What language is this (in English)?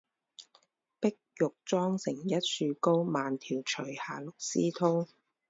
Chinese